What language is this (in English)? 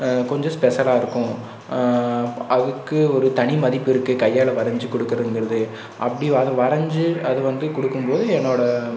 Tamil